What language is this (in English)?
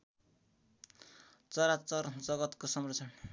Nepali